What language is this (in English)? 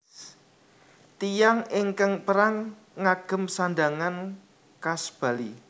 Javanese